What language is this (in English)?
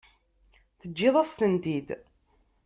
Kabyle